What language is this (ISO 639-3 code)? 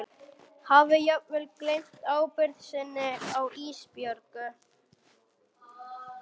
isl